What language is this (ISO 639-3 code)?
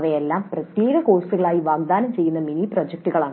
mal